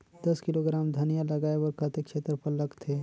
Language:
Chhattisgarhi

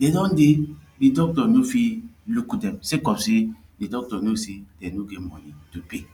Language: Nigerian Pidgin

